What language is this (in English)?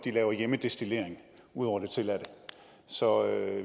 Danish